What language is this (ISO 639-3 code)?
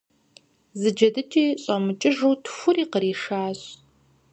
kbd